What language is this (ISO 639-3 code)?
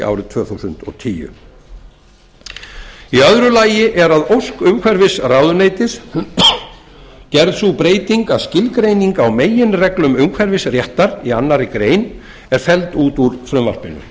isl